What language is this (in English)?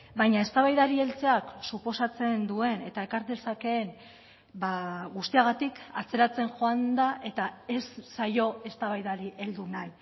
Basque